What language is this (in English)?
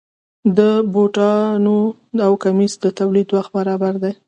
Pashto